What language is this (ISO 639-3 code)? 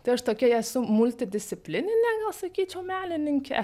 lit